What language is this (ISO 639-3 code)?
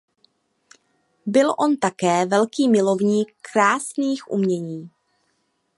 ces